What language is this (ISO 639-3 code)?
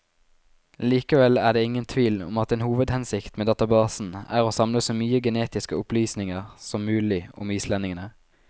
nor